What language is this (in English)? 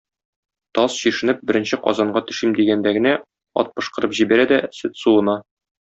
Tatar